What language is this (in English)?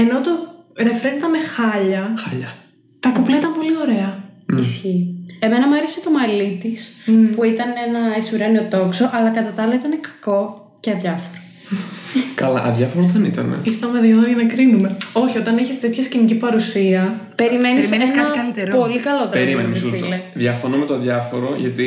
Greek